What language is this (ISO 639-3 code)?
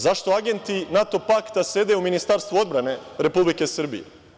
srp